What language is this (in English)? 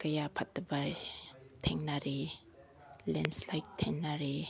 Manipuri